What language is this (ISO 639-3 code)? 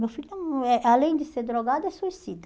por